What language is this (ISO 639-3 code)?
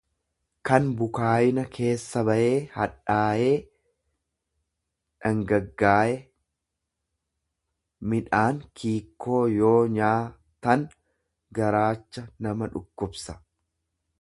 orm